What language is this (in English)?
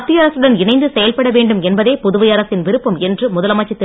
Tamil